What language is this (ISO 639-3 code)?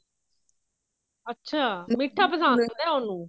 pan